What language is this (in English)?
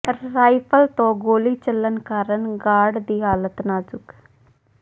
Punjabi